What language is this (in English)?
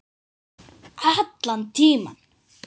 Icelandic